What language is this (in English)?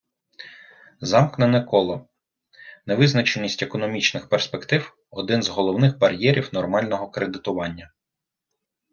Ukrainian